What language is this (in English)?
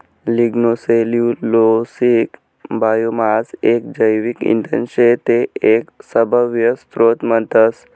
Marathi